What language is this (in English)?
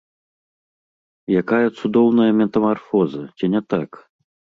Belarusian